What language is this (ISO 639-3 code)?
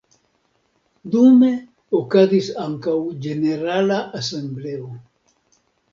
epo